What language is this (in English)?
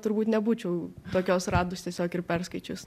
Lithuanian